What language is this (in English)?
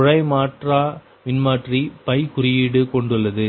Tamil